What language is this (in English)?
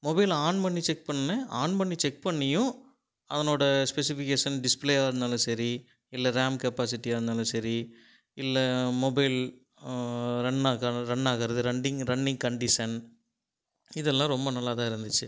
Tamil